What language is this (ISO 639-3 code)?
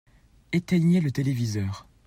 fra